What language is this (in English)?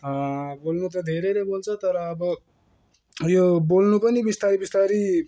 Nepali